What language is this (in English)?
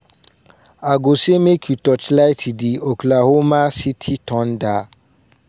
Nigerian Pidgin